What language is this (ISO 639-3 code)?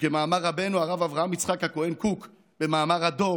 heb